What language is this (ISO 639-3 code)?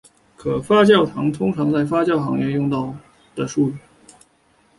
zho